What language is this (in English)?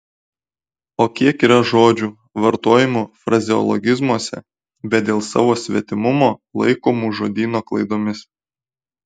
Lithuanian